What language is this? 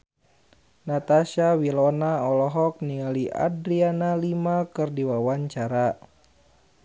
Sundanese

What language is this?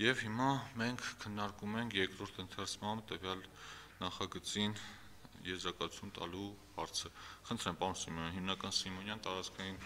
Turkish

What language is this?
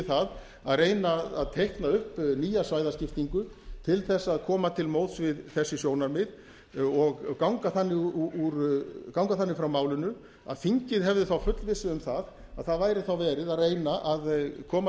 Icelandic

